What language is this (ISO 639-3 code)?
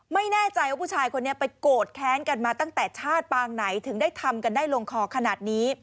tha